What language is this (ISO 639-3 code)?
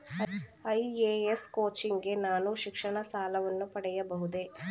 kan